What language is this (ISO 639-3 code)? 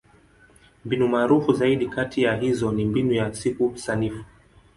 swa